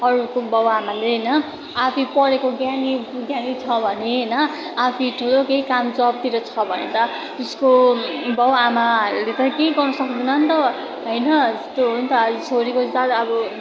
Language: Nepali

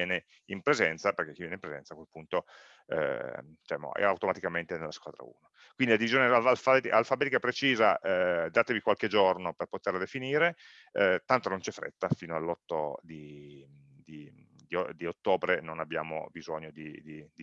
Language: Italian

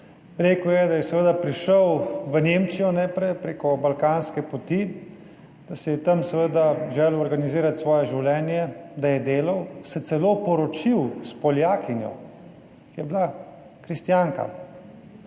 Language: Slovenian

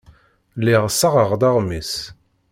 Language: Kabyle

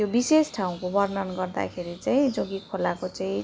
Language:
Nepali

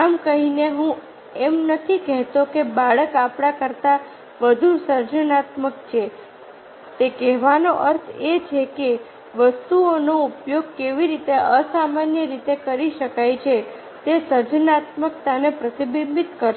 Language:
Gujarati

